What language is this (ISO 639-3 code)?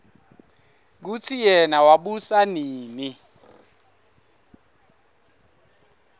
ssw